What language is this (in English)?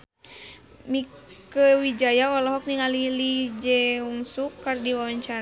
Sundanese